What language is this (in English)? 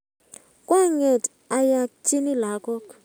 Kalenjin